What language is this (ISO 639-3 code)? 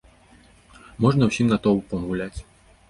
bel